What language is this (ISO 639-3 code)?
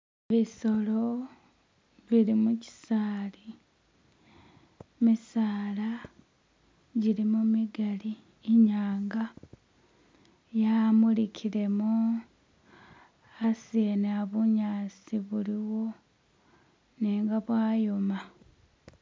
myx